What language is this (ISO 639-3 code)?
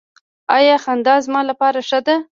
pus